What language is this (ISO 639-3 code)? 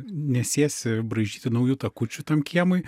lit